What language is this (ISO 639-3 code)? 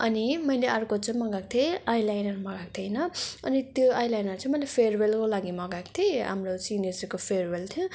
nep